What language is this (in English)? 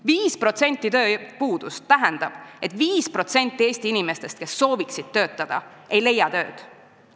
Estonian